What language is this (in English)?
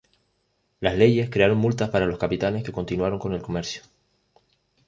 Spanish